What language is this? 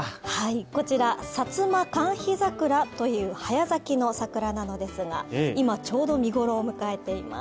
Japanese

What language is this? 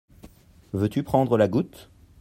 French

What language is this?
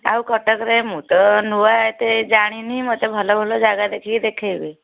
Odia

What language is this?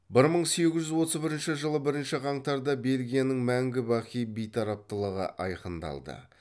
Kazakh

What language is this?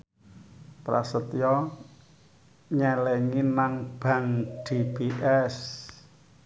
Javanese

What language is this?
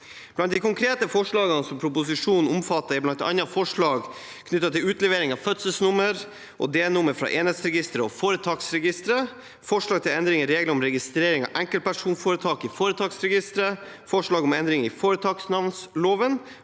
Norwegian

